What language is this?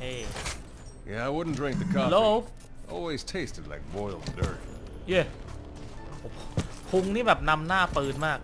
Thai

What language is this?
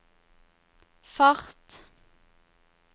Norwegian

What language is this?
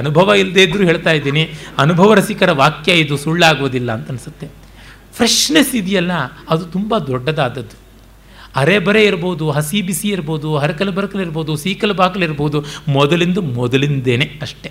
Kannada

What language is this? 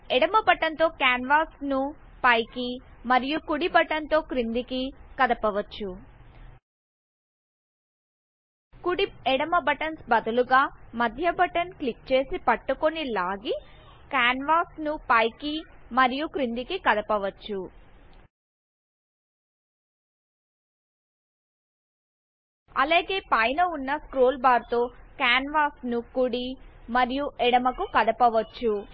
Telugu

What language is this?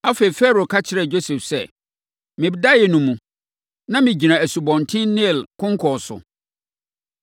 Akan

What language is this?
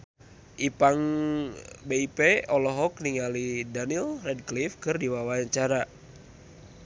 Sundanese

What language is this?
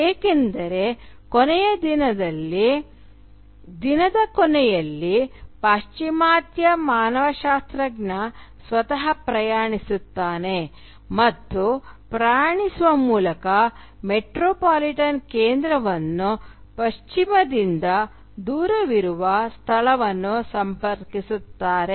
Kannada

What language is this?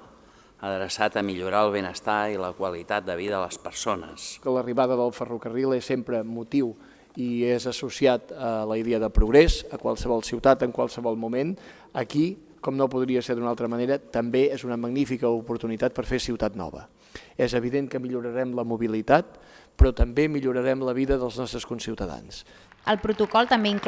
Catalan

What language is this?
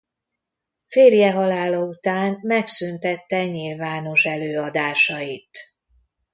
Hungarian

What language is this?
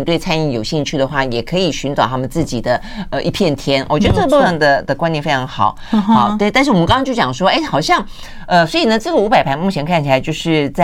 Chinese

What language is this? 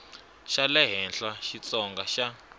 Tsonga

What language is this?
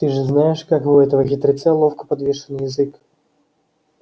Russian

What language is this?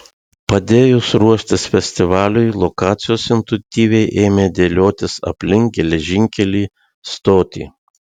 Lithuanian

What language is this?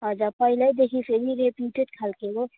Nepali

